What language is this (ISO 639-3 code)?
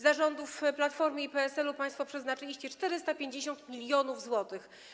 pol